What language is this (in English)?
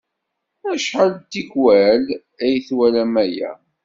Kabyle